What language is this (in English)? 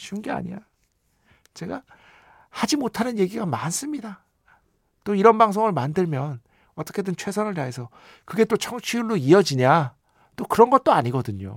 Korean